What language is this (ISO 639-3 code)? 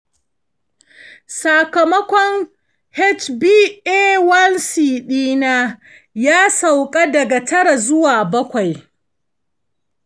hau